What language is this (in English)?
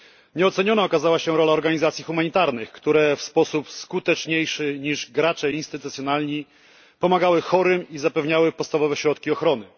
Polish